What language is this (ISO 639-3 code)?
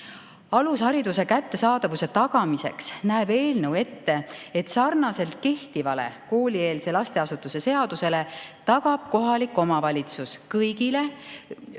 est